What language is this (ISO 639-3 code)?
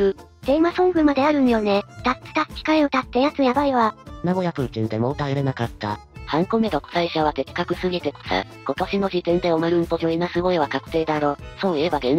jpn